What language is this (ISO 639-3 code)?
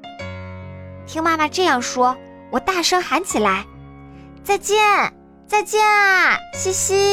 zho